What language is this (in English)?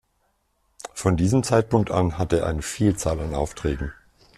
German